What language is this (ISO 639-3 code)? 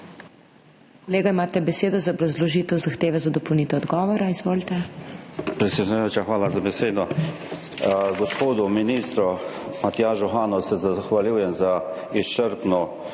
slv